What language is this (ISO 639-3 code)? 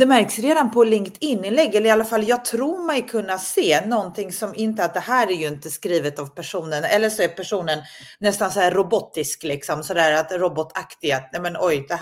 swe